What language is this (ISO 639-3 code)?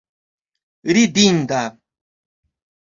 epo